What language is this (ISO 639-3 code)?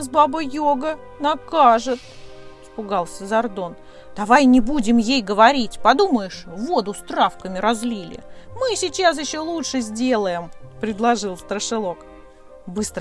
rus